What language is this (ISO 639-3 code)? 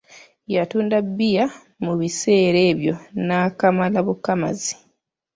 lug